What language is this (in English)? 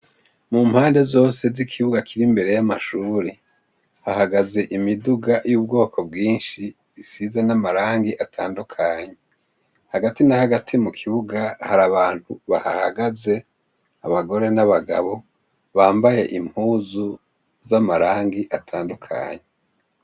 Rundi